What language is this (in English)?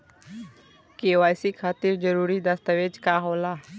Bhojpuri